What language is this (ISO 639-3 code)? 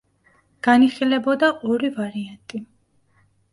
kat